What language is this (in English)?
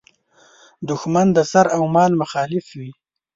Pashto